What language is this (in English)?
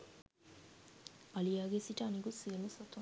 Sinhala